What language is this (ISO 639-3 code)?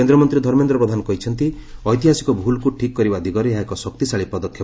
ori